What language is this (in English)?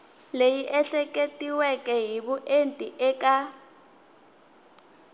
Tsonga